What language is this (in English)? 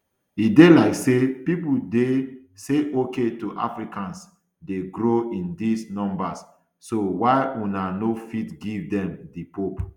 Nigerian Pidgin